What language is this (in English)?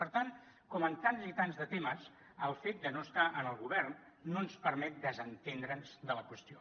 Catalan